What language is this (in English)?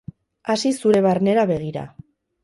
Basque